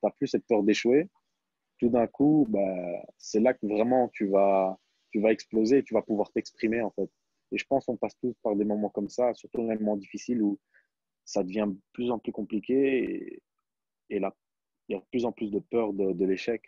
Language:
French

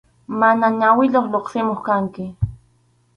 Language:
Arequipa-La Unión Quechua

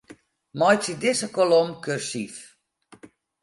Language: Western Frisian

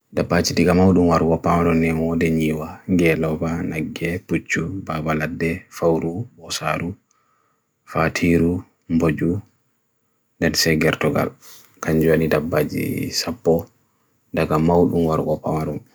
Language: Bagirmi Fulfulde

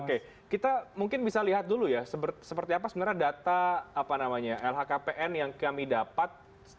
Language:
Indonesian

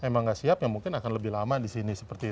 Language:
Indonesian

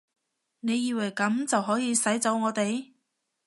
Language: Cantonese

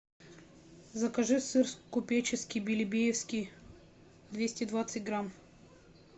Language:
Russian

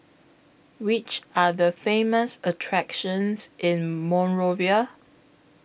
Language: English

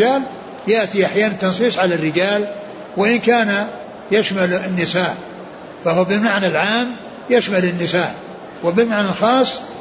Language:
Arabic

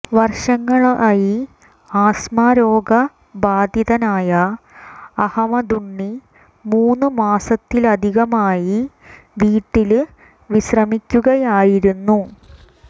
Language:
Malayalam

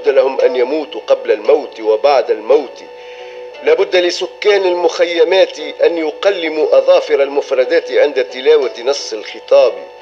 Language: Arabic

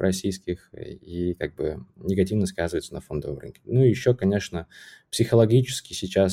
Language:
Russian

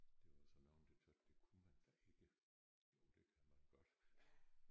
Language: Danish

